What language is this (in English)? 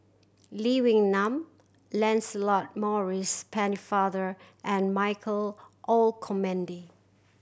English